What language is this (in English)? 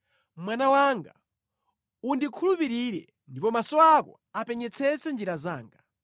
Nyanja